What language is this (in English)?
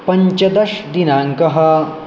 Sanskrit